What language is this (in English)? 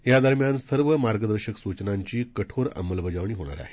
Marathi